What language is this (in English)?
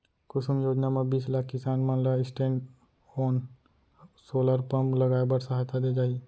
Chhattisgarhi